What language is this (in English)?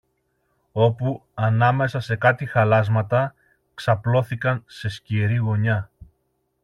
Greek